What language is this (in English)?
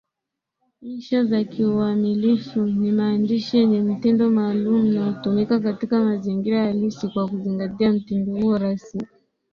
Swahili